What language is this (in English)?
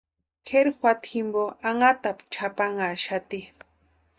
Western Highland Purepecha